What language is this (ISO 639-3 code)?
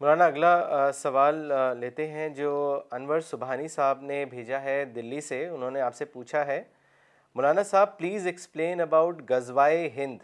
urd